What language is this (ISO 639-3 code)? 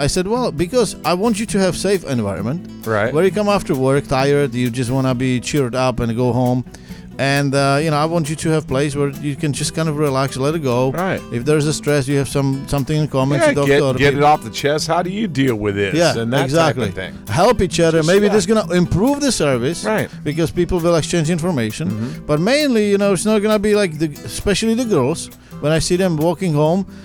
eng